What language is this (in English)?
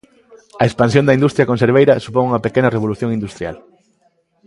Galician